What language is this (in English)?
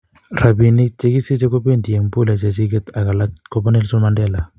Kalenjin